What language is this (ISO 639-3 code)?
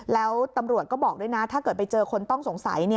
tha